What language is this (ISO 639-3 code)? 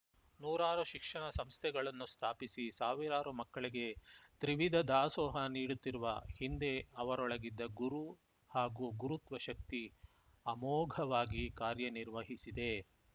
kan